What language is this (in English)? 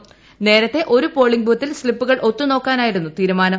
Malayalam